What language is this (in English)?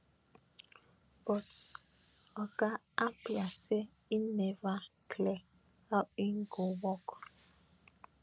Nigerian Pidgin